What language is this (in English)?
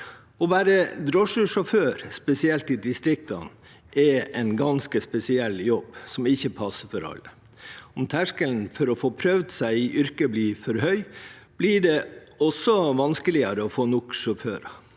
Norwegian